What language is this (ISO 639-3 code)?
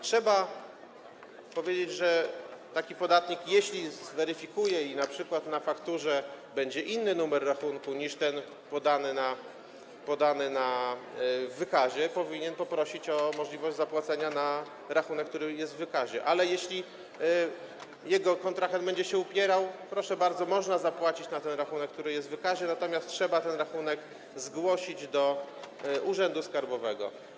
pol